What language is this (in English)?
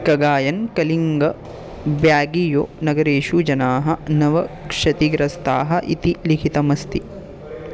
Sanskrit